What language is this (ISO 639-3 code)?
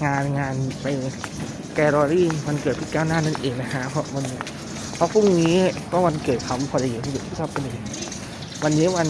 tha